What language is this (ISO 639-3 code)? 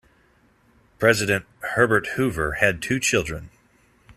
eng